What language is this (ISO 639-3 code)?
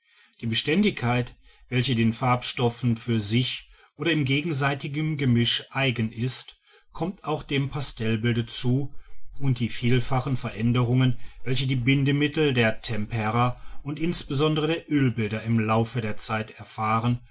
deu